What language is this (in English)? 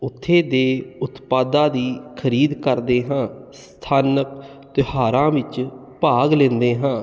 Punjabi